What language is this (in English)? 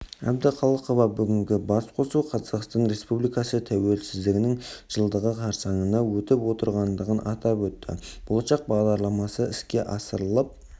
Kazakh